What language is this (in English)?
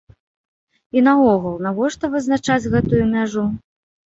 Belarusian